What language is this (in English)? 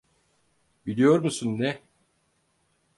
Turkish